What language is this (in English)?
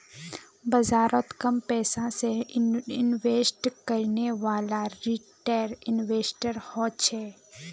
Magahi